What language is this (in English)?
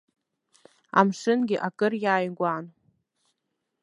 Abkhazian